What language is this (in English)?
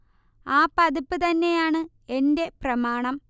Malayalam